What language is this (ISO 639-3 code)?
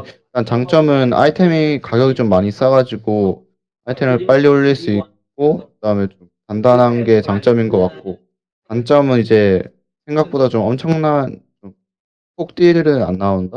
kor